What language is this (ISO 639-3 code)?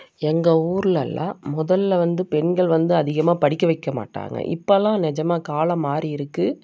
tam